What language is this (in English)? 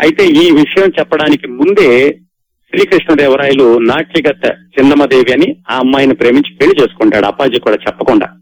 Telugu